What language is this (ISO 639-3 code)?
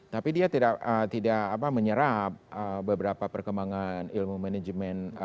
ind